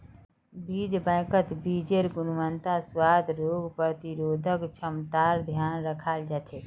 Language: Magahi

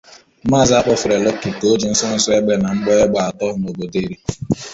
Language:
Igbo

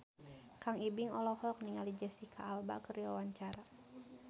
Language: Sundanese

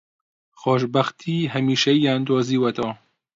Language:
Central Kurdish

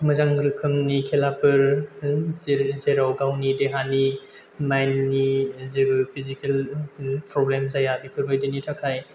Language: Bodo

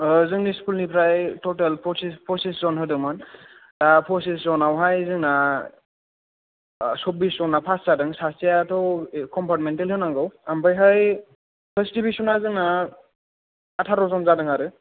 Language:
Bodo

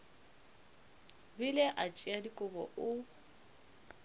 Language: Northern Sotho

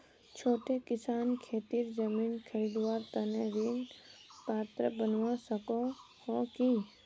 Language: Magahi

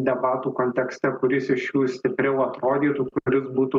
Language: Lithuanian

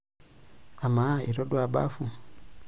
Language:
Masai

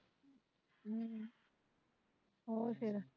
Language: Punjabi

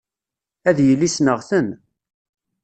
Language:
Kabyle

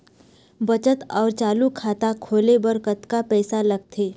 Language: Chhattisgarhi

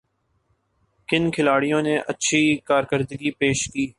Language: Urdu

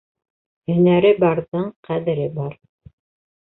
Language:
Bashkir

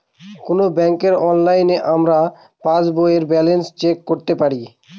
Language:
Bangla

